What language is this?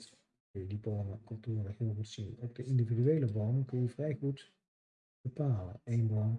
Dutch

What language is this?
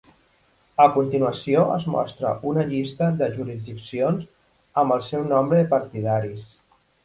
Catalan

